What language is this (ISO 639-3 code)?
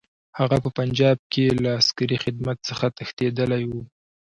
pus